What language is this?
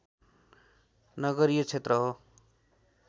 Nepali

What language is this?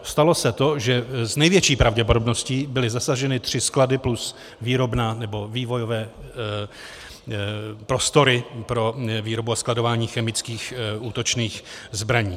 Czech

